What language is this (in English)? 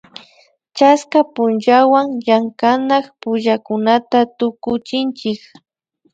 Imbabura Highland Quichua